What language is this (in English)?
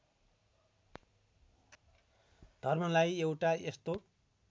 Nepali